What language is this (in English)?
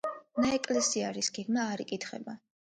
Georgian